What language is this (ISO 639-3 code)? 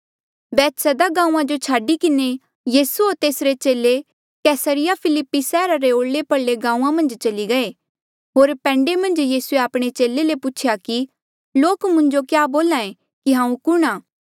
mjl